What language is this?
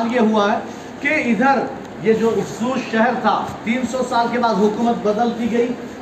Urdu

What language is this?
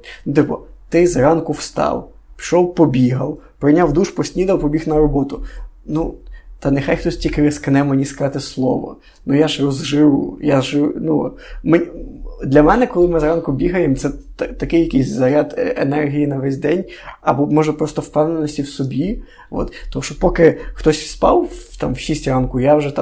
Ukrainian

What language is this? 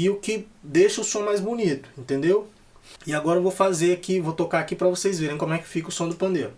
Portuguese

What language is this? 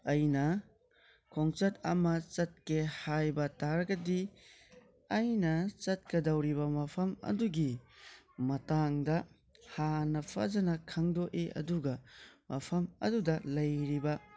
Manipuri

